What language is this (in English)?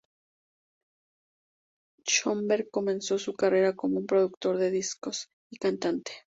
Spanish